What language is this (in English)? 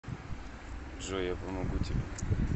Russian